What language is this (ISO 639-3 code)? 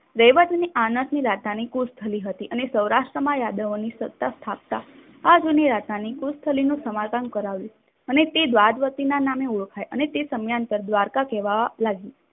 guj